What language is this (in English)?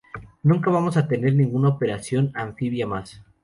Spanish